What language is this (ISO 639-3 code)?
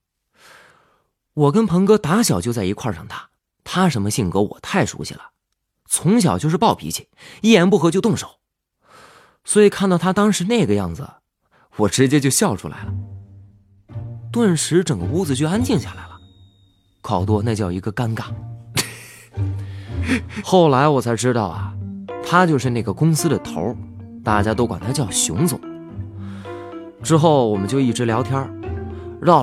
zho